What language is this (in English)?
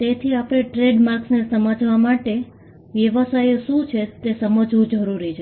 Gujarati